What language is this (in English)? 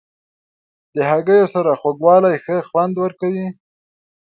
Pashto